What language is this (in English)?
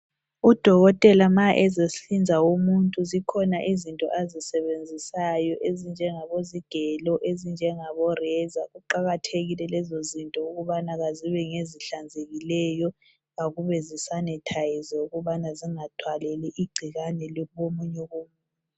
North Ndebele